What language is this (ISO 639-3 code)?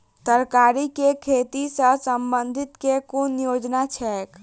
mai